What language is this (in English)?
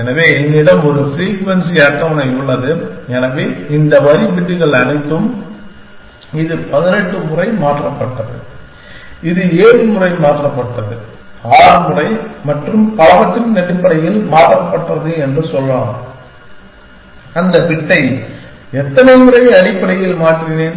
Tamil